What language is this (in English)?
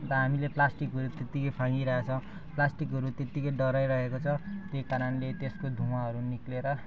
Nepali